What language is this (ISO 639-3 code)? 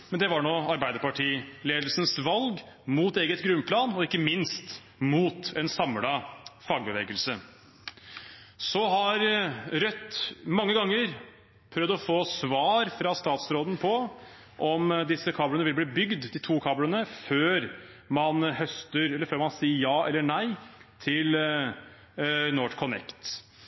nob